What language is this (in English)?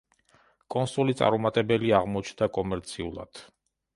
Georgian